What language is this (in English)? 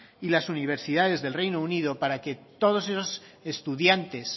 Spanish